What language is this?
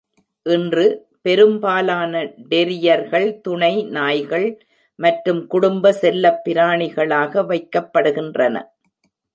Tamil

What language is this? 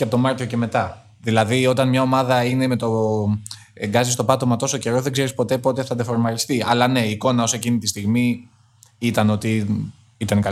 Greek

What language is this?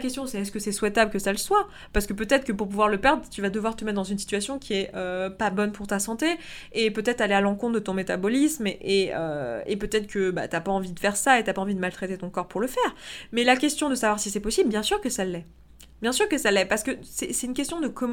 French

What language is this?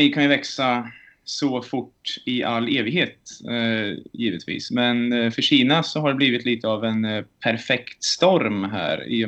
Swedish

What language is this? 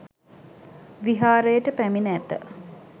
Sinhala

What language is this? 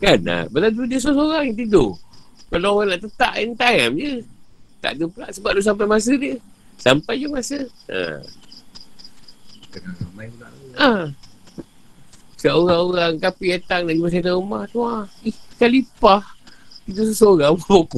Malay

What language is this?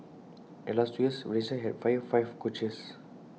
English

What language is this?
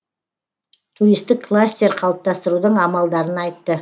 Kazakh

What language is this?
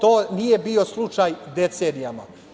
Serbian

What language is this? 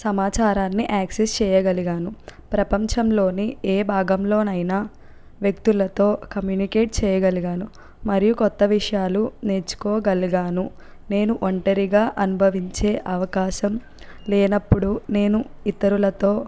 Telugu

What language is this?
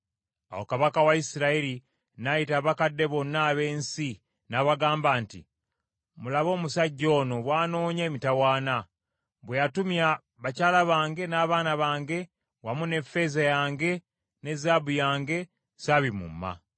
Ganda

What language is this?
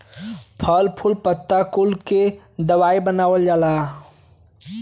Bhojpuri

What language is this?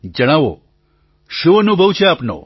Gujarati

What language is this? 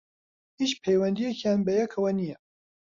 Central Kurdish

